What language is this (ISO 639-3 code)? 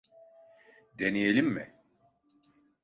tur